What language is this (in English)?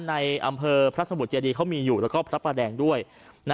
Thai